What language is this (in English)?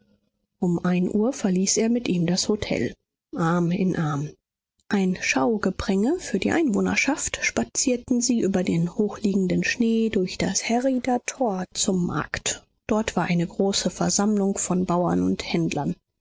German